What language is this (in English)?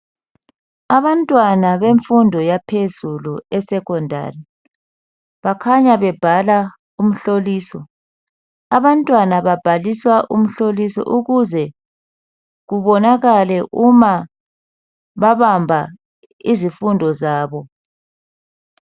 North Ndebele